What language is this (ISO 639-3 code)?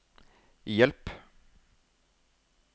nor